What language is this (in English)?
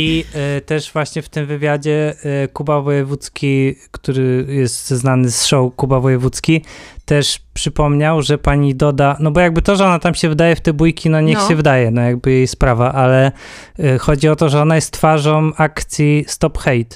Polish